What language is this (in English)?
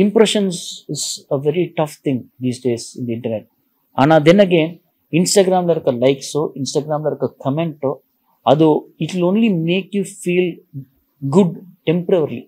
Tamil